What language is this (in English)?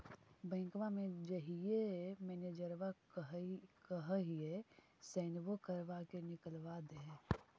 Magahi